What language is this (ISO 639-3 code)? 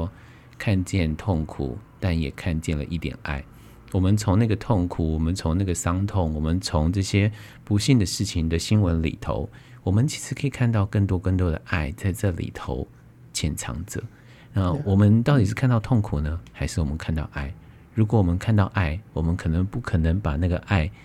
zho